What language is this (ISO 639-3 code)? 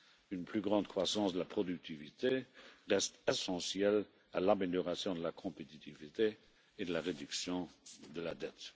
fra